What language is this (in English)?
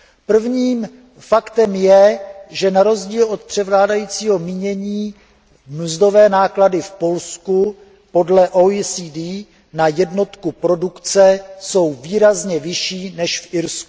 Czech